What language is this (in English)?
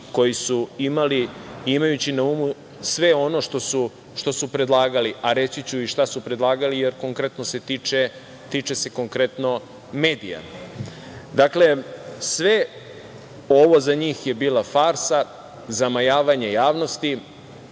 Serbian